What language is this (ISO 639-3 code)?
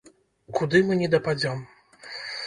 bel